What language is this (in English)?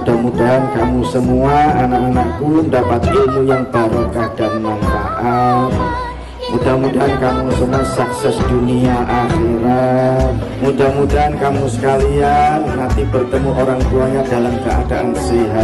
Indonesian